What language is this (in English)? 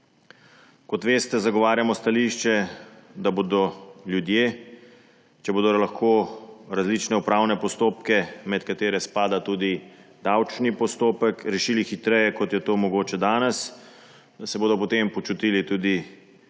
Slovenian